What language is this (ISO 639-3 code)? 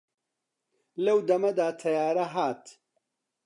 ckb